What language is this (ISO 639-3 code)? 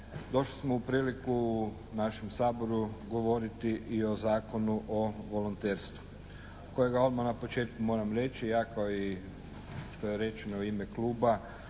hrv